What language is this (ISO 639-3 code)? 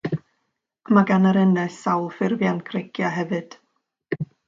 cym